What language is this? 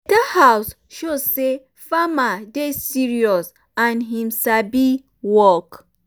Nigerian Pidgin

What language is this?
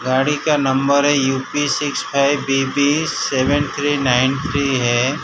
Hindi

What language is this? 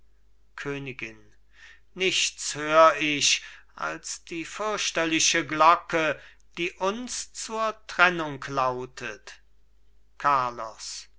German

